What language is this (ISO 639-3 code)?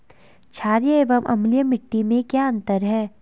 hin